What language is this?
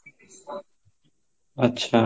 Odia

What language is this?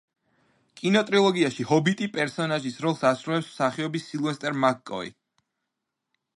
Georgian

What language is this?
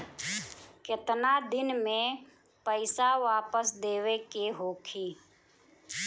Bhojpuri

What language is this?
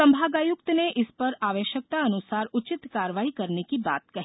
Hindi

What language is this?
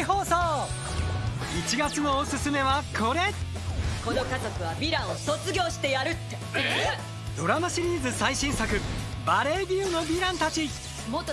Japanese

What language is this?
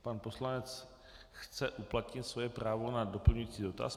Czech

